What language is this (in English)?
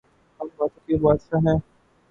Urdu